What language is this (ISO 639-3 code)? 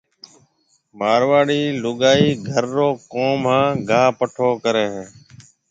mve